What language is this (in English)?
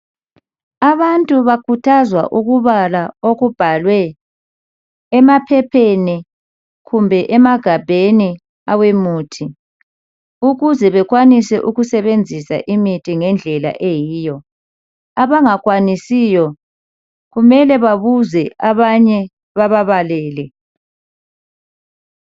North Ndebele